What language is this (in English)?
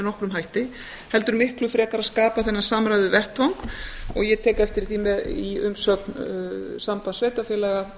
Icelandic